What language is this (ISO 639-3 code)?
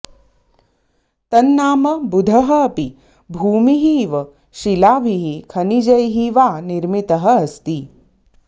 san